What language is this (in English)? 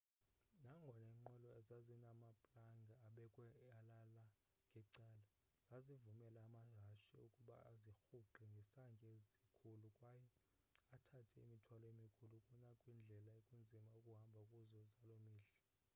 Xhosa